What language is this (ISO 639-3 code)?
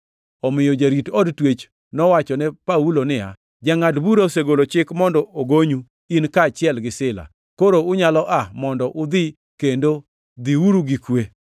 luo